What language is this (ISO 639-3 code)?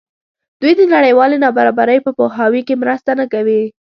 pus